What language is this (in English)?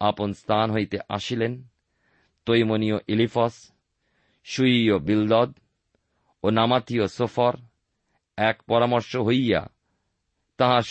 Bangla